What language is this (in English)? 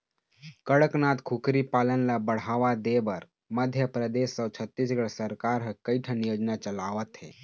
Chhattisgarhi